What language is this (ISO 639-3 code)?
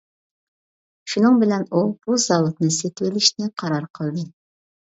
uig